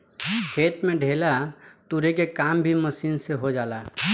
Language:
Bhojpuri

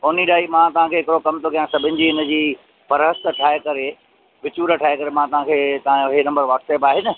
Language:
Sindhi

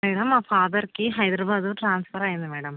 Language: Telugu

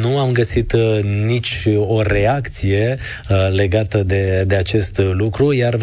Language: Romanian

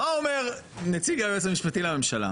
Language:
Hebrew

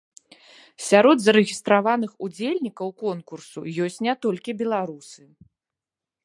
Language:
Belarusian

